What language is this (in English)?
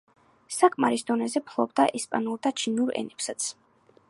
Georgian